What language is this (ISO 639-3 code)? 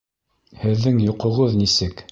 bak